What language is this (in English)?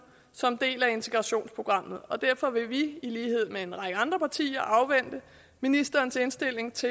Danish